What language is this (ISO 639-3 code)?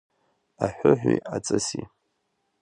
abk